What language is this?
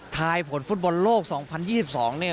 Thai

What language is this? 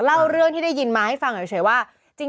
Thai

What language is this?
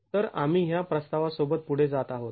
Marathi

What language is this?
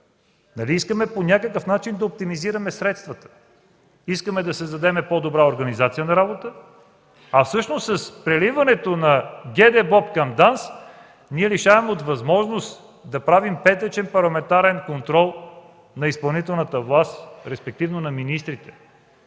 Bulgarian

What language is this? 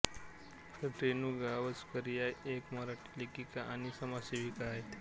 Marathi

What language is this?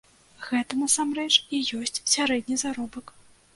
Belarusian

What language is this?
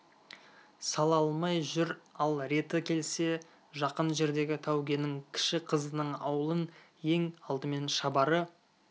Kazakh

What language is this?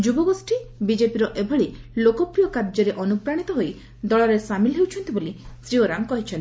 Odia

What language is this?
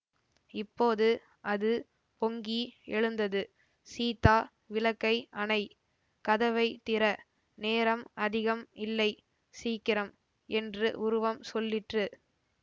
Tamil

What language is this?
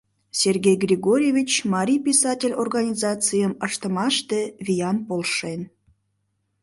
Mari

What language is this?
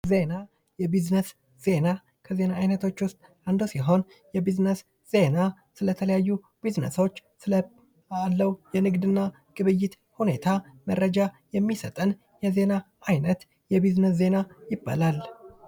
Amharic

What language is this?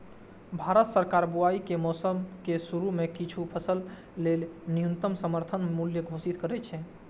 Maithili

